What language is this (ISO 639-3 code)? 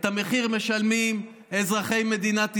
heb